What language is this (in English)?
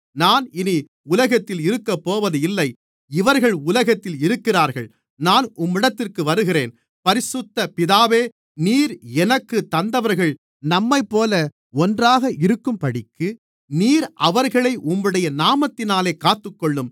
Tamil